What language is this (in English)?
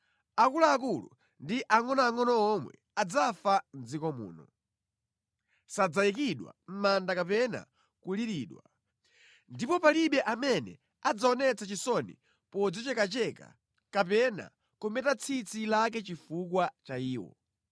Nyanja